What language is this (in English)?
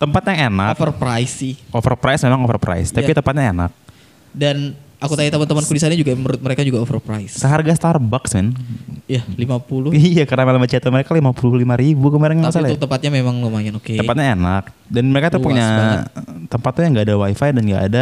Indonesian